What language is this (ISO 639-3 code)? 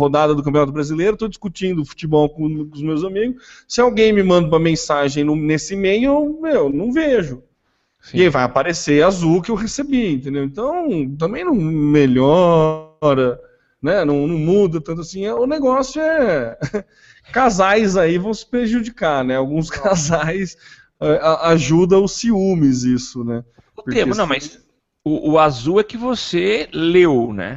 por